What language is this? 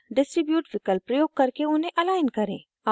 Hindi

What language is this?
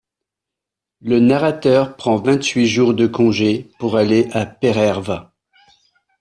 French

